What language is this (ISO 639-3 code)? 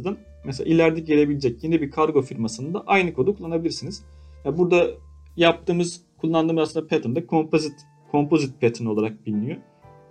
tur